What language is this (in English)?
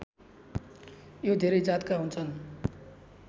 Nepali